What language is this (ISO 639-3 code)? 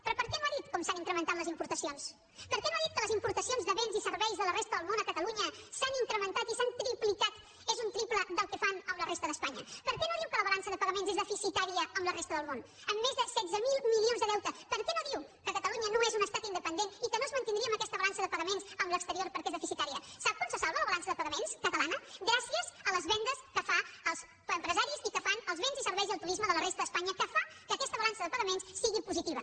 cat